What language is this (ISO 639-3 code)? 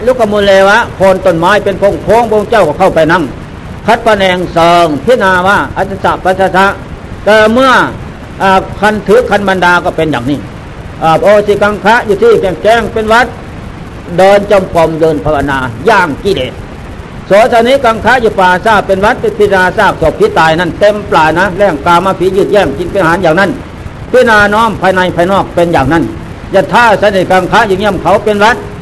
tha